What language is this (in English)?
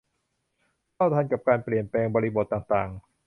Thai